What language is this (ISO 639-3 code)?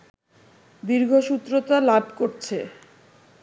ben